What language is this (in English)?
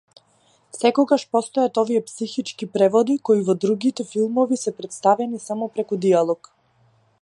Macedonian